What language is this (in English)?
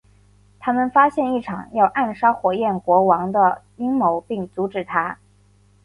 Chinese